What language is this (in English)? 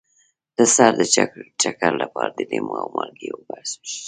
Pashto